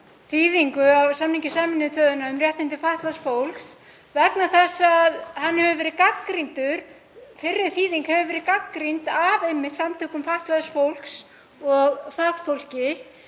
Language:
Icelandic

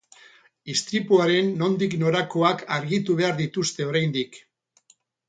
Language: Basque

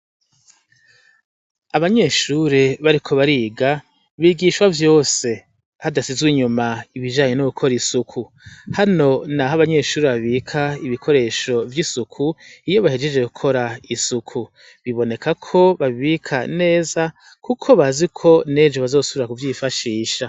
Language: Rundi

